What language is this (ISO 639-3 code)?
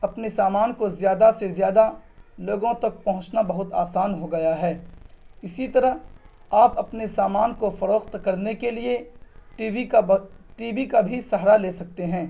urd